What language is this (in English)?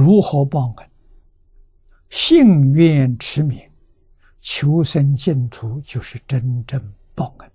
Chinese